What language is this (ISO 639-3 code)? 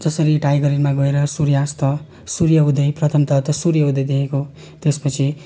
nep